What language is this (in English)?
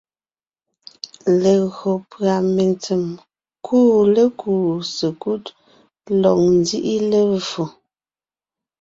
Ngiemboon